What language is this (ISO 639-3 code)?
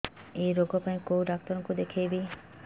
ori